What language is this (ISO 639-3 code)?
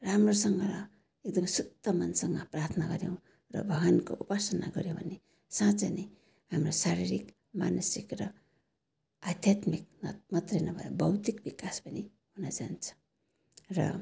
nep